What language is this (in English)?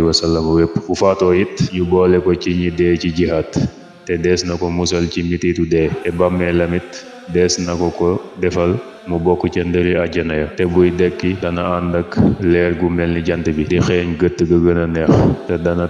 Arabic